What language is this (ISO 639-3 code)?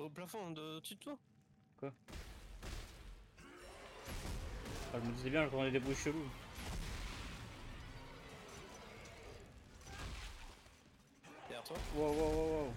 fra